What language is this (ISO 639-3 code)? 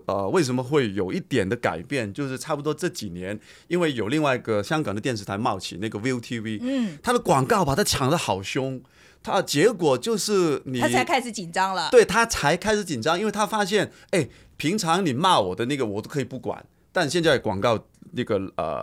zho